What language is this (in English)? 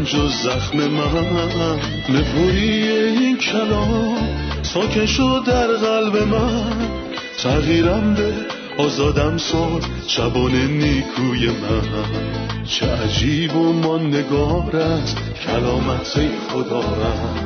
Persian